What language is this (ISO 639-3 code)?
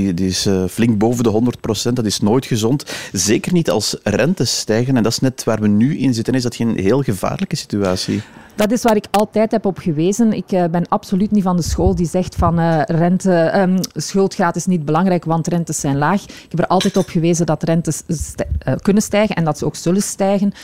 nld